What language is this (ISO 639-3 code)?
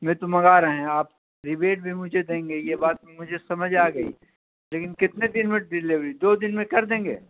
urd